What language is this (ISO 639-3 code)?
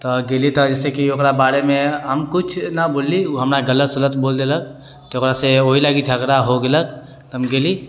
mai